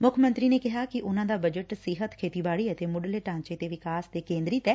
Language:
Punjabi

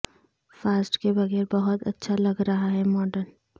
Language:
Urdu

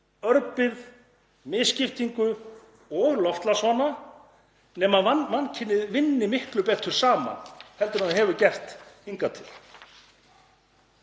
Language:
Icelandic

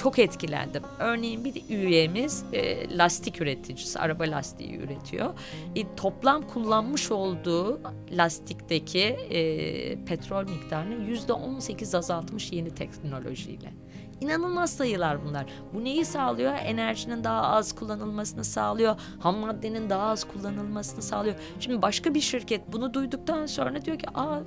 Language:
Turkish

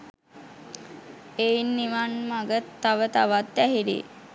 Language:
Sinhala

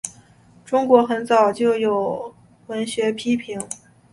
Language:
Chinese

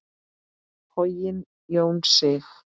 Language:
Icelandic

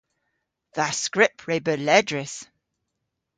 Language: Cornish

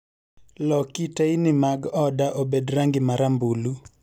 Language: Luo (Kenya and Tanzania)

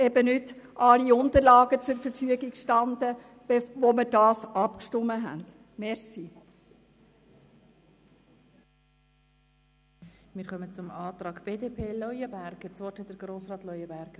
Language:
Swiss German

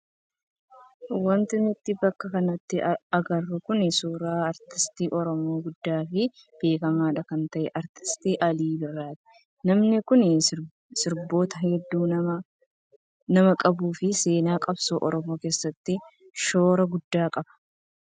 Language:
Oromo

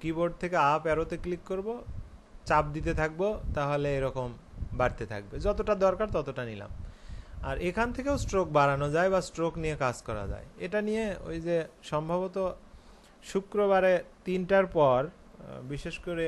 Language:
Hindi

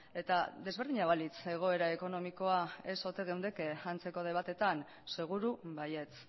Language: Basque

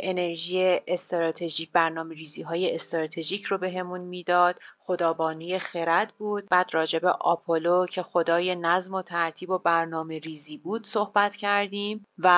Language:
Persian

